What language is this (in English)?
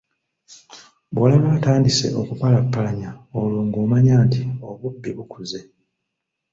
Ganda